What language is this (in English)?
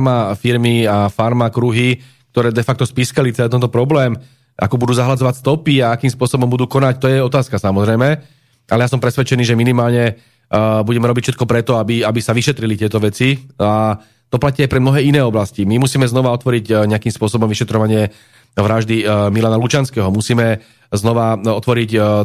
Slovak